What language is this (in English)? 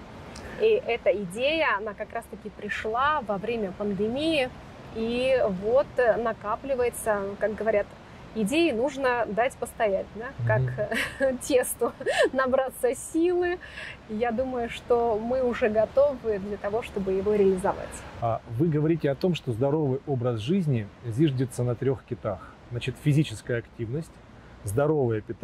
Russian